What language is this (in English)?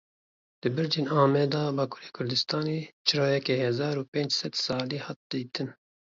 Kurdish